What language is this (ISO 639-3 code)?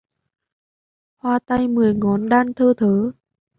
vie